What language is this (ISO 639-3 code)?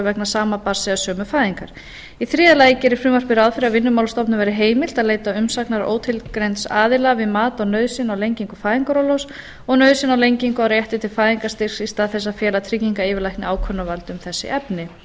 isl